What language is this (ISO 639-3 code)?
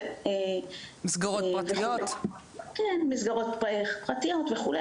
heb